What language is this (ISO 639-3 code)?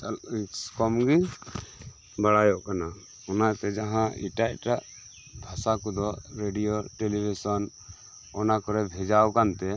sat